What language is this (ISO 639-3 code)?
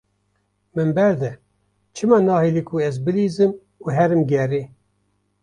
kur